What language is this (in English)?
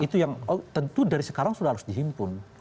Indonesian